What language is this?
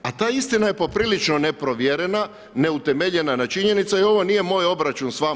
Croatian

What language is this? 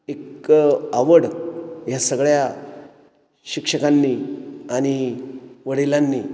Marathi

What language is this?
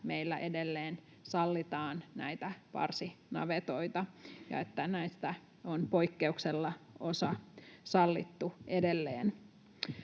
Finnish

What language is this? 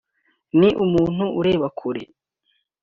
Kinyarwanda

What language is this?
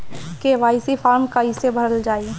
Bhojpuri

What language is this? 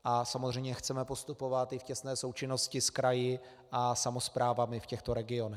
Czech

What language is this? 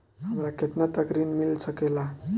Bhojpuri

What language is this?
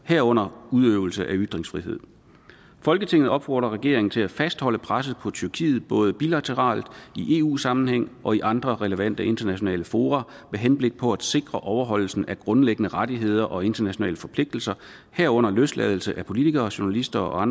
Danish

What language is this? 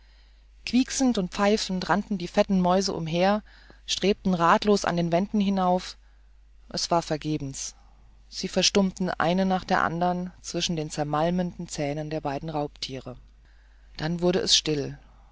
German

